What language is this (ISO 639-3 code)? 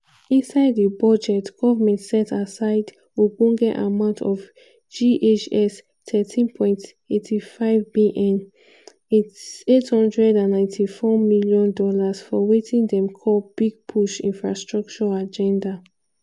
pcm